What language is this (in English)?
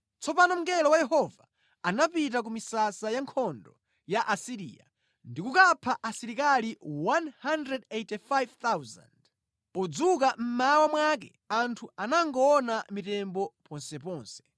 Nyanja